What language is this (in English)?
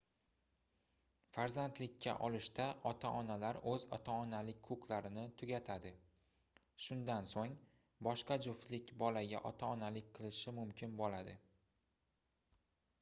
Uzbek